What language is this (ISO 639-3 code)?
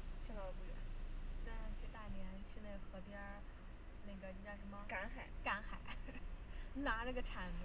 zho